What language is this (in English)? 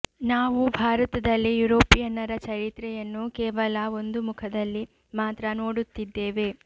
Kannada